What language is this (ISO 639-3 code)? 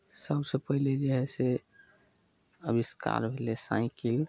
mai